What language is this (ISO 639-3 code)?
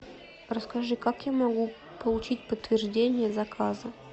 rus